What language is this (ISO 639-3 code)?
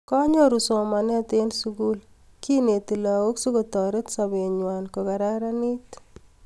kln